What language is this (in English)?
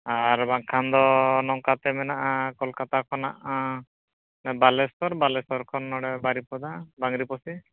Santali